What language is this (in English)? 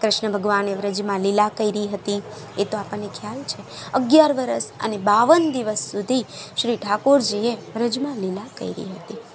Gujarati